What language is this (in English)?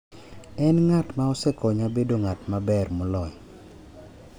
Luo (Kenya and Tanzania)